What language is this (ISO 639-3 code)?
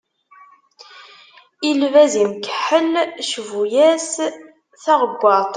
kab